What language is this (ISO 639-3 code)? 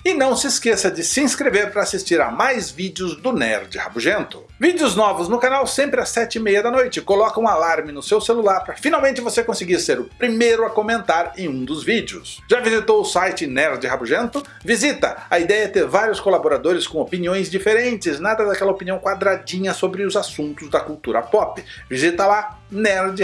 por